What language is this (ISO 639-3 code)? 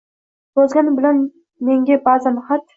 uzb